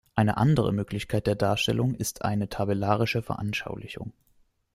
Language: German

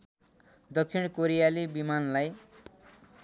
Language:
Nepali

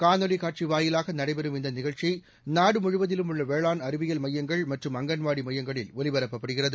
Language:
Tamil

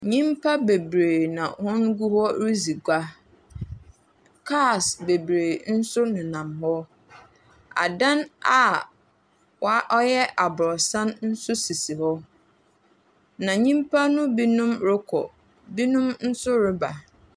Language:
Akan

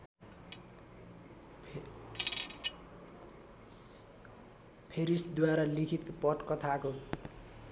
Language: Nepali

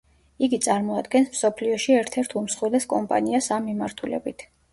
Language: Georgian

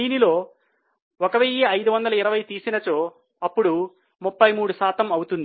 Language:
Telugu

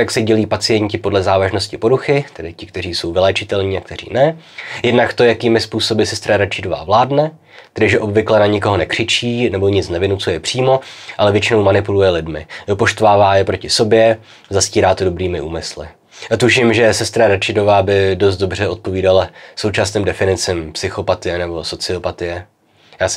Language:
Czech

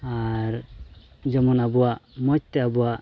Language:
Santali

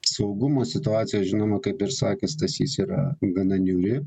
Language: Lithuanian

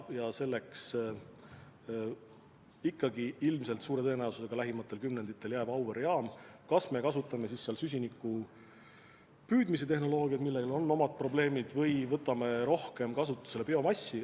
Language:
Estonian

